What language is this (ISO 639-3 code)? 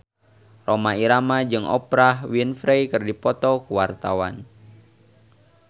sun